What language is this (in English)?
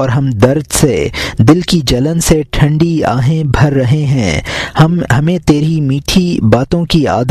Urdu